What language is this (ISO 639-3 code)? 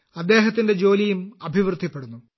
mal